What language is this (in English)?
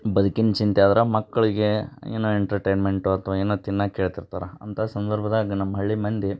Kannada